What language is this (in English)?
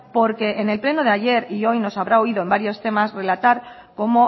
Spanish